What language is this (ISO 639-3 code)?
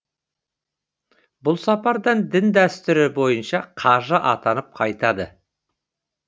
kaz